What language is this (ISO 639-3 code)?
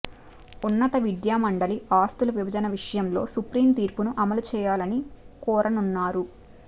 tel